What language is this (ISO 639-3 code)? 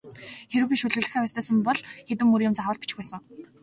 mon